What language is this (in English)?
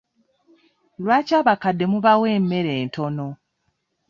Ganda